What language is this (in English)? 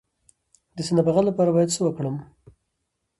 Pashto